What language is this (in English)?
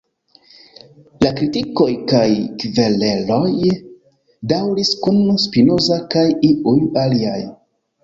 Esperanto